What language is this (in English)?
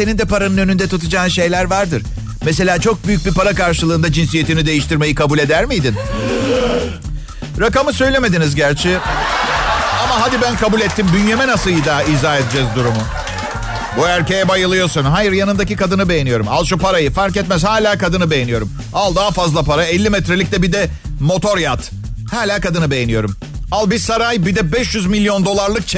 Turkish